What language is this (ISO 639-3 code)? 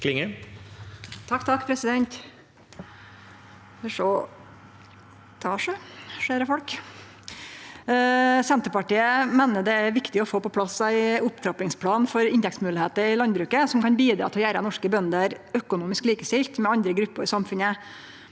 nor